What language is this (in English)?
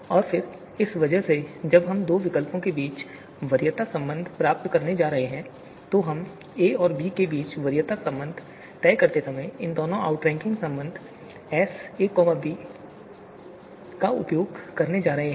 Hindi